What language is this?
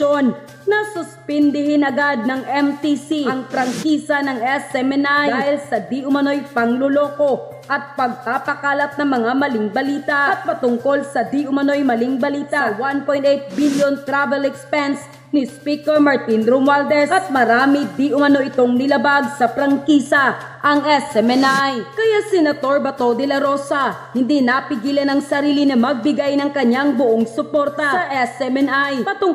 Filipino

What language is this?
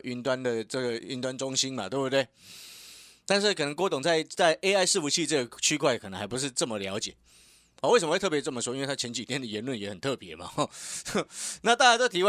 Chinese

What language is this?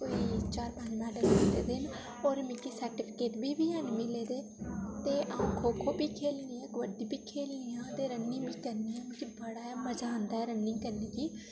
Dogri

